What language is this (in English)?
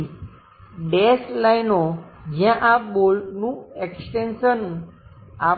Gujarati